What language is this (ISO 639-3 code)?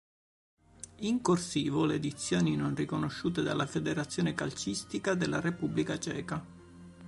ita